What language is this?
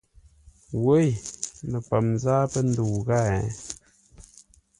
Ngombale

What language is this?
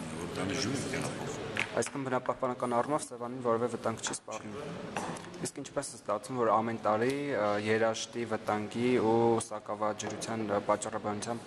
Romanian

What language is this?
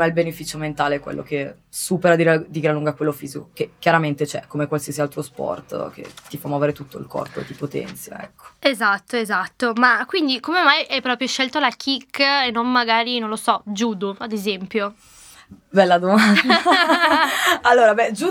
Italian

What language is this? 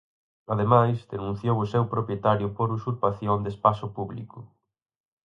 Galician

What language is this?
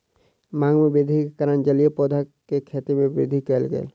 Maithili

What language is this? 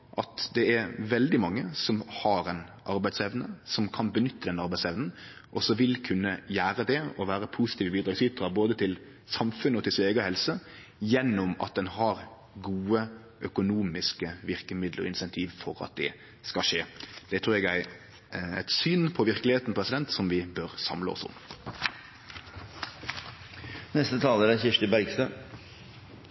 Norwegian Nynorsk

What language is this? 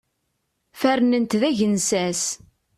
Kabyle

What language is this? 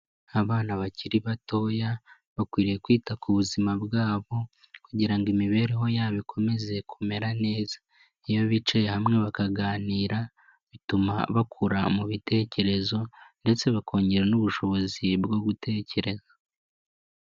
Kinyarwanda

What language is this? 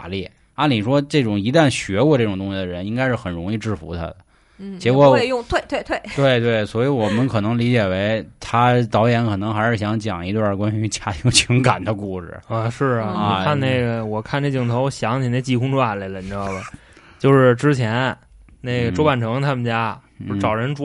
Chinese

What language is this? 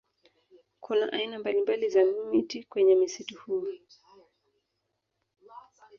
Swahili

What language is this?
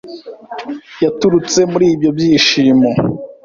Kinyarwanda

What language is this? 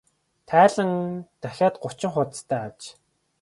Mongolian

